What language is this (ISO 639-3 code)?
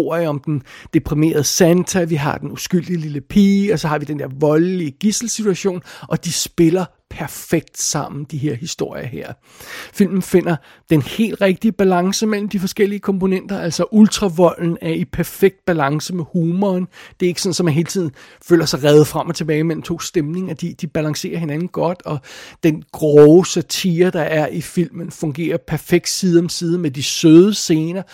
dan